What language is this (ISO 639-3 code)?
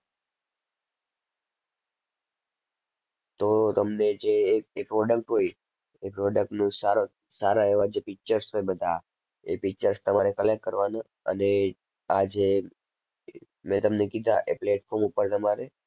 guj